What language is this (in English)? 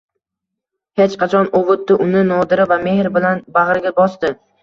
Uzbek